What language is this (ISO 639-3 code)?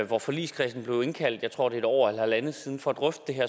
dan